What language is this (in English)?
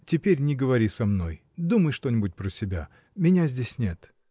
Russian